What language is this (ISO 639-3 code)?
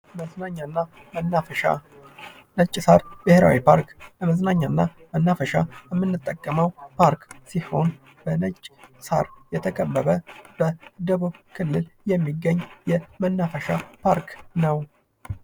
amh